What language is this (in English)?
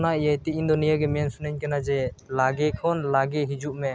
Santali